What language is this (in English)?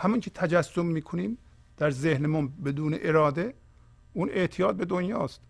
Persian